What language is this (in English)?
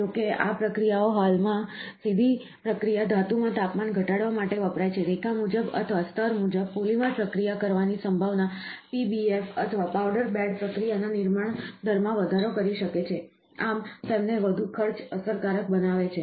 Gujarati